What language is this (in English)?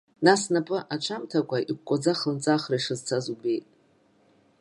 Abkhazian